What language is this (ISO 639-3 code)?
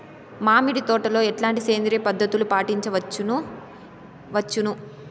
tel